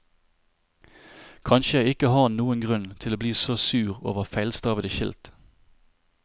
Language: Norwegian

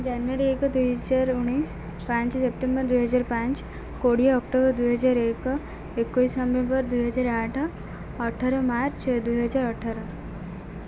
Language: Odia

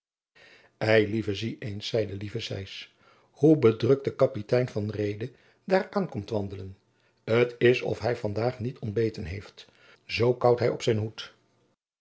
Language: Dutch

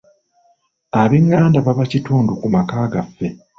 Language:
Ganda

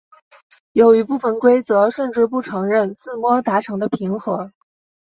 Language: Chinese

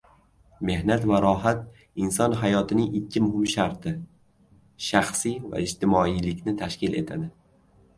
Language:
Uzbek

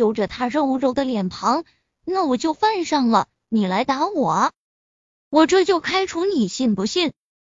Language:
Chinese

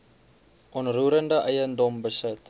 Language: Afrikaans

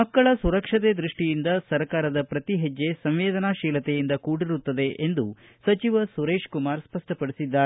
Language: Kannada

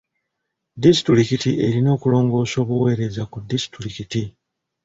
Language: Ganda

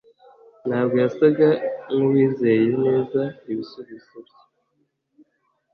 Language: Kinyarwanda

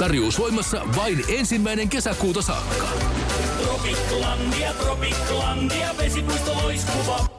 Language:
Finnish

